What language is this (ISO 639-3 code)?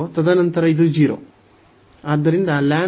kan